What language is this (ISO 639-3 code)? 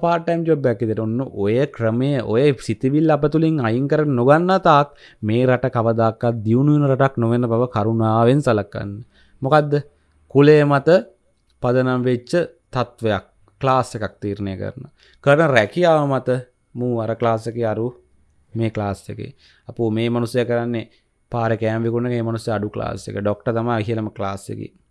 ind